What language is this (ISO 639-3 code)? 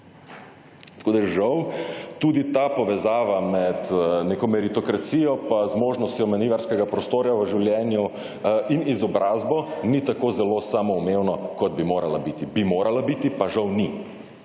slv